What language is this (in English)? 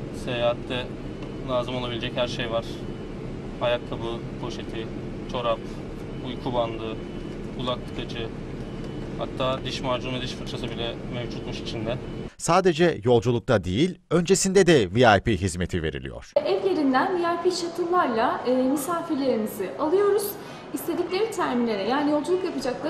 Turkish